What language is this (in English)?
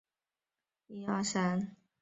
Chinese